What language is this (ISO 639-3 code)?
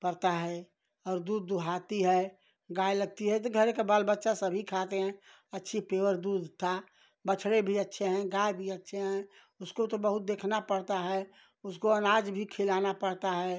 hin